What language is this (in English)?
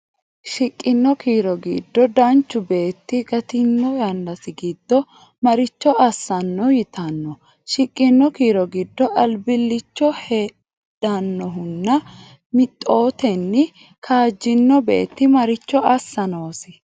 Sidamo